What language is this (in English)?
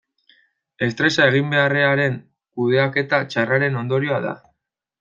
Basque